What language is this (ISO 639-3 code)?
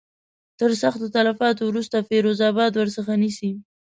pus